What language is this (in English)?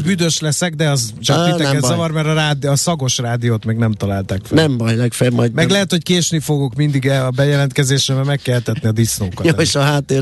Hungarian